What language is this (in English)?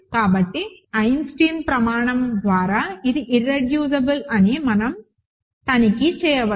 Telugu